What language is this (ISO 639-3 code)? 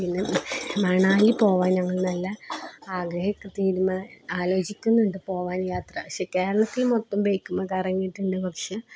mal